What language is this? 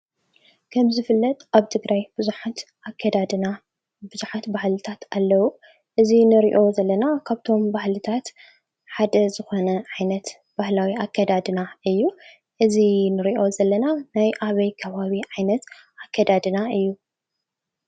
Tigrinya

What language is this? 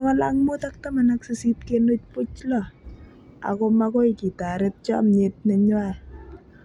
Kalenjin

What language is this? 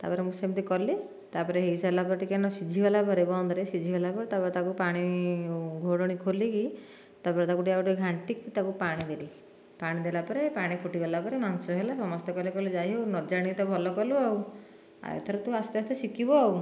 Odia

